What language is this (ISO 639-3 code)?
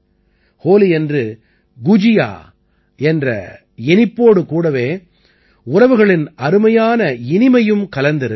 tam